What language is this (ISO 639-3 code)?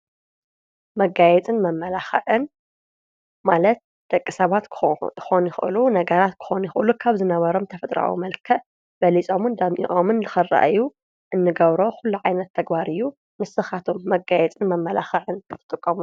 tir